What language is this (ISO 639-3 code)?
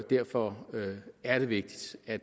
dan